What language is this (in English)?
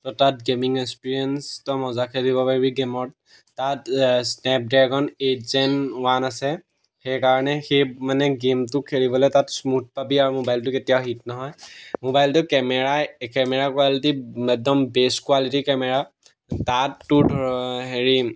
Assamese